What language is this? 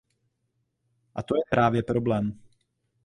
Czech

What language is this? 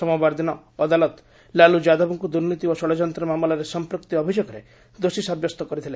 Odia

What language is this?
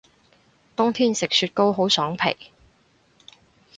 Cantonese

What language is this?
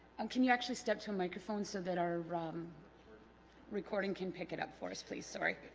English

